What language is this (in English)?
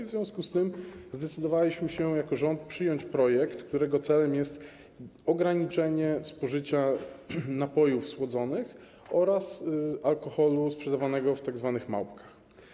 Polish